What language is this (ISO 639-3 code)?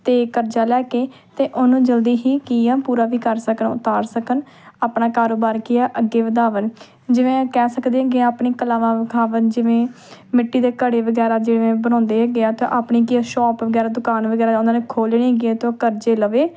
pan